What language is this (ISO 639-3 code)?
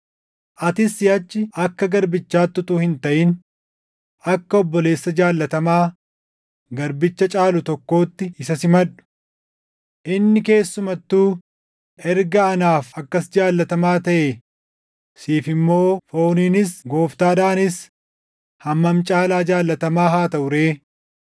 orm